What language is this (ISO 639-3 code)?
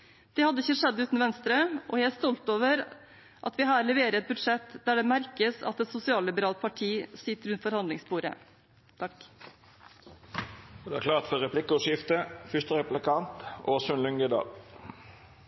nor